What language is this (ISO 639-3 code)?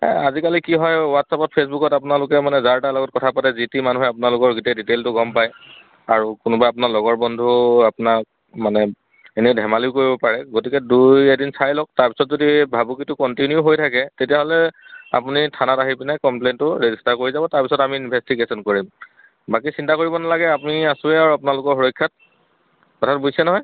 asm